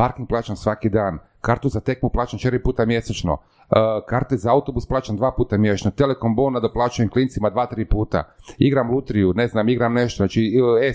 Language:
Croatian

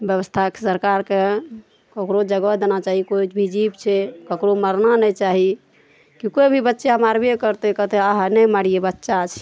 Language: Maithili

